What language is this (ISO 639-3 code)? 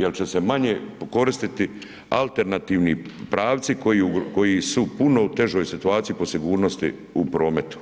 hrv